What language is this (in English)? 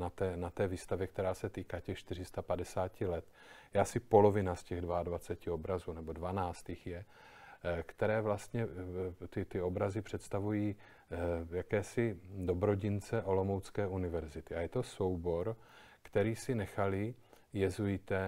Czech